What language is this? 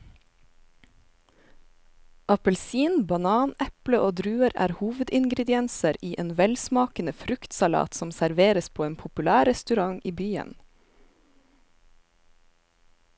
Norwegian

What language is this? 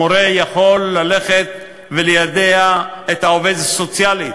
Hebrew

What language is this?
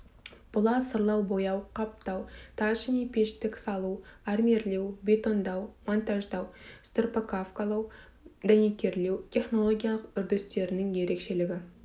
Kazakh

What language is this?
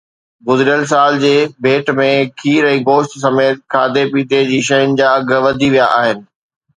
Sindhi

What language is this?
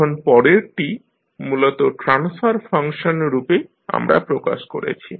Bangla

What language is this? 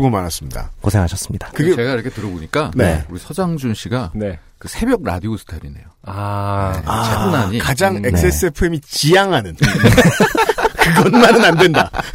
Korean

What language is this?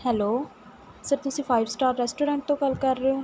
Punjabi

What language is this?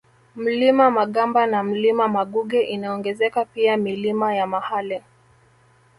Swahili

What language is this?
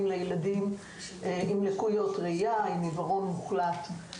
Hebrew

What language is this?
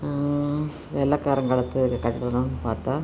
Tamil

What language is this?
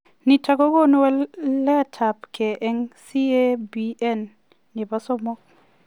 Kalenjin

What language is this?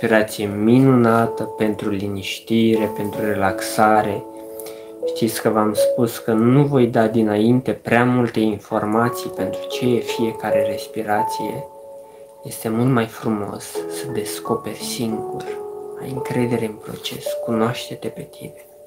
Romanian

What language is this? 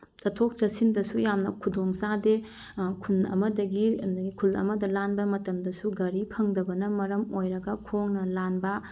Manipuri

